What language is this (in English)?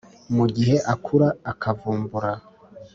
Kinyarwanda